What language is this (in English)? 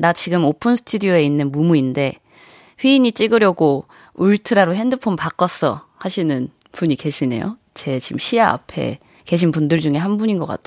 Korean